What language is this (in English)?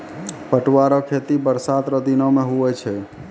Maithili